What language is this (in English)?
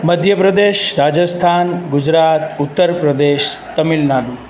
Sindhi